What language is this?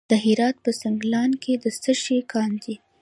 Pashto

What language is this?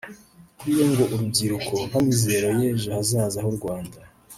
Kinyarwanda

